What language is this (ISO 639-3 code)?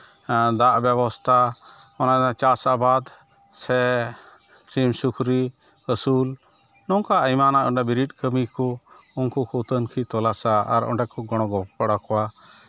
sat